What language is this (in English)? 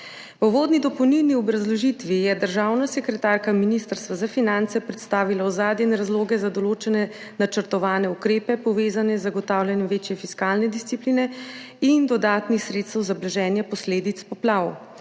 Slovenian